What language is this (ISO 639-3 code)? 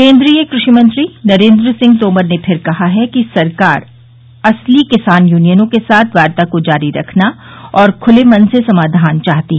hin